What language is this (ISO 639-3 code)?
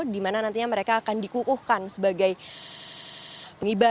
ind